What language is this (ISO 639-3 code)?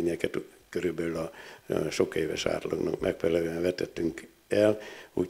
hun